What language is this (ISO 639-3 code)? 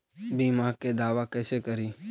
mag